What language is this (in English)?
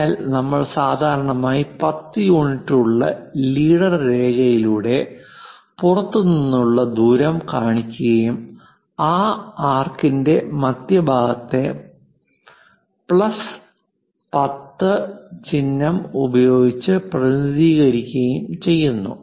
Malayalam